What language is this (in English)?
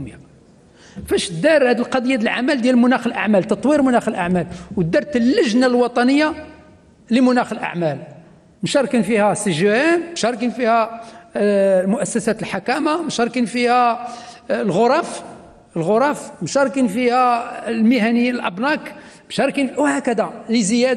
Arabic